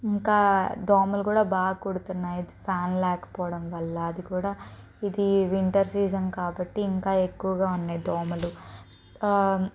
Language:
Telugu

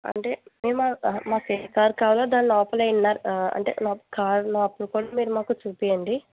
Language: Telugu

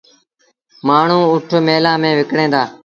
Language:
Sindhi Bhil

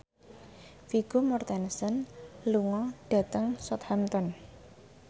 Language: Javanese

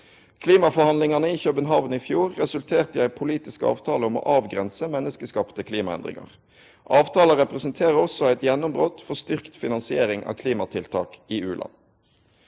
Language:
Norwegian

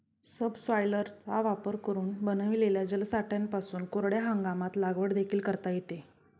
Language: Marathi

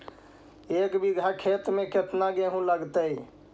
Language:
Magahi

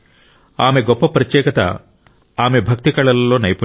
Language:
Telugu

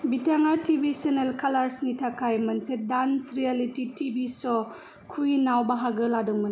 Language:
Bodo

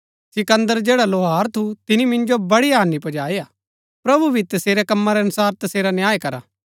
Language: Gaddi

